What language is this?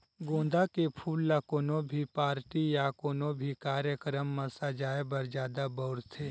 Chhattisgarhi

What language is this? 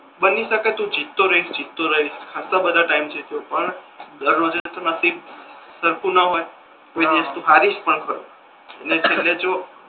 Gujarati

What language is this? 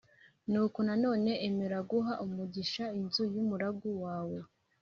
Kinyarwanda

